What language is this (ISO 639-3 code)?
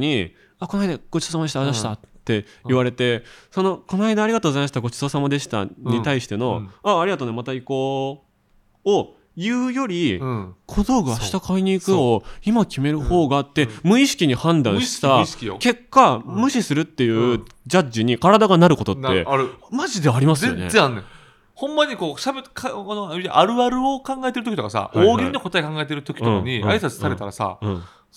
jpn